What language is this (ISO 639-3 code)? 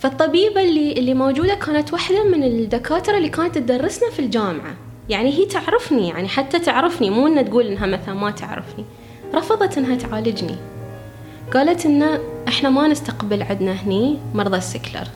ara